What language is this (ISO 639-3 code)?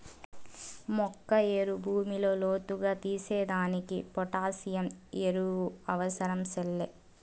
tel